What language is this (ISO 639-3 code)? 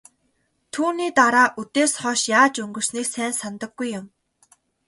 mon